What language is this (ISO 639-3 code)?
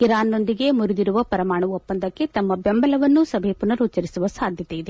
kan